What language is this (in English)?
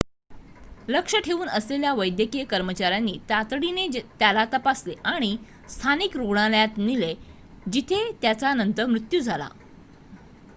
Marathi